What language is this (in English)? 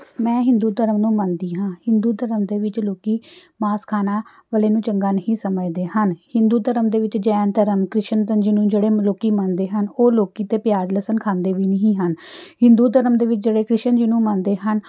Punjabi